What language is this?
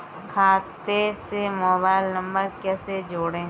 Hindi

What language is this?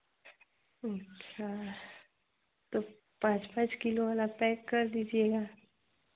Hindi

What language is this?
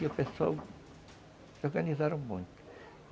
Portuguese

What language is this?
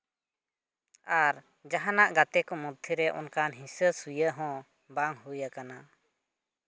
Santali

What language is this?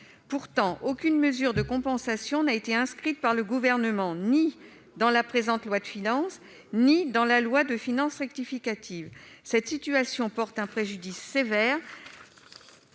French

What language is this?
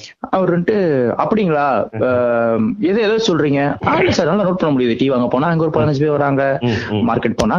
Tamil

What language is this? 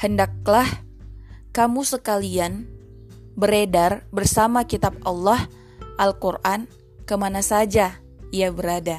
Indonesian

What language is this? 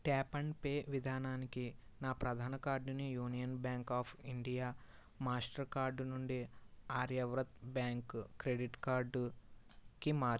Telugu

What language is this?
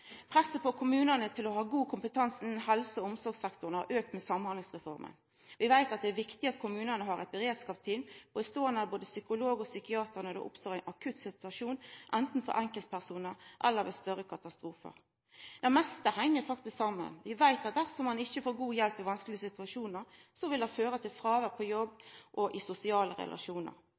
Norwegian Nynorsk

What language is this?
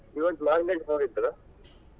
Kannada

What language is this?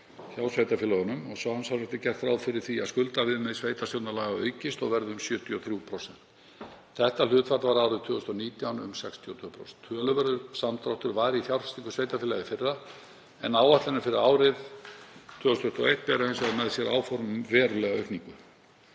Icelandic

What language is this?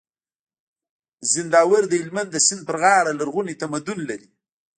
Pashto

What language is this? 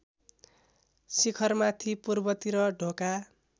Nepali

